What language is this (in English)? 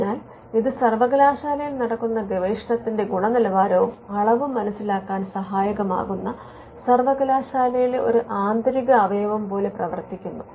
Malayalam